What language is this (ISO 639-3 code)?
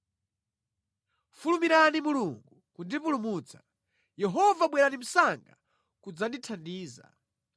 nya